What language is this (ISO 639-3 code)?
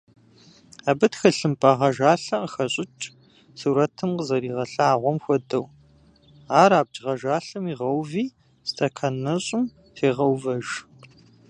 kbd